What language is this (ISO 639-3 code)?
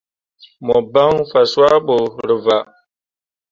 mua